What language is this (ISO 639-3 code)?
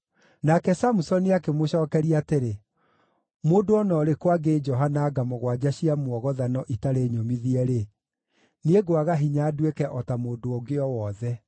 kik